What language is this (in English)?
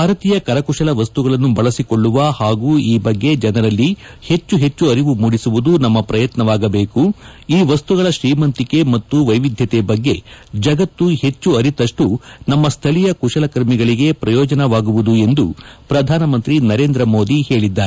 Kannada